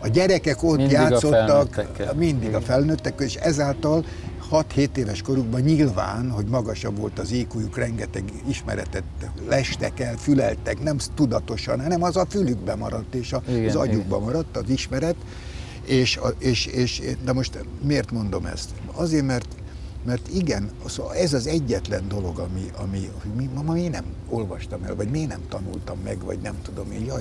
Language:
Hungarian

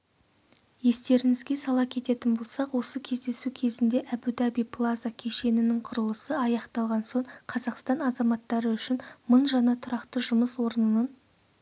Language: Kazakh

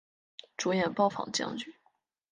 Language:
Chinese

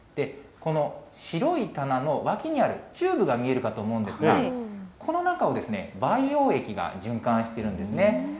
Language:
Japanese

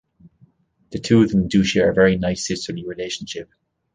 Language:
English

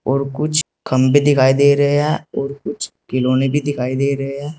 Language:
Hindi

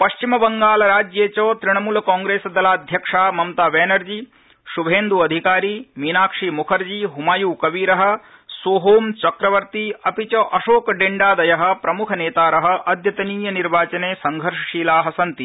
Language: Sanskrit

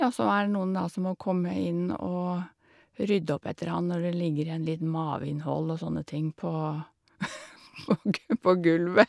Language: Norwegian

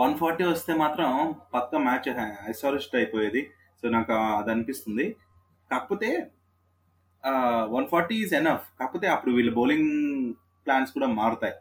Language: Telugu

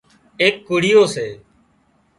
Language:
Wadiyara Koli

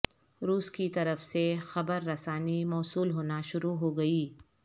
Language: Urdu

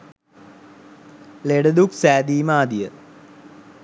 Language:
Sinhala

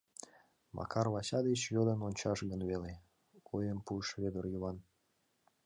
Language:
Mari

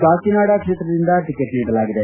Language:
Kannada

